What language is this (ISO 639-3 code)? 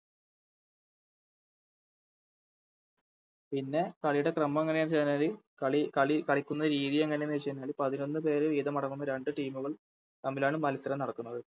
mal